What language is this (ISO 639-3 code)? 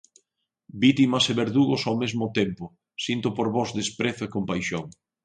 glg